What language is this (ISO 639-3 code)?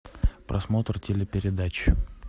rus